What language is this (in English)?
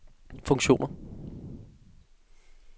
Danish